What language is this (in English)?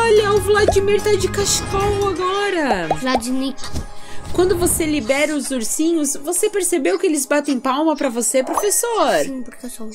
Portuguese